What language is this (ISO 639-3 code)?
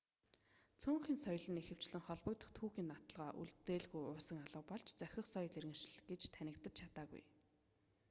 mon